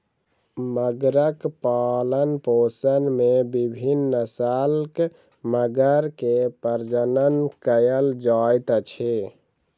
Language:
Maithili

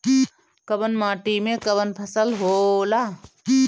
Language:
Bhojpuri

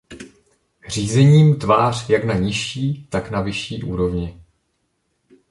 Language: Czech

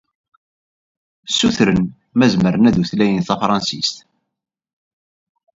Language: Kabyle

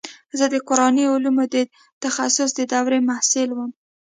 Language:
Pashto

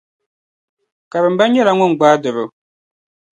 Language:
Dagbani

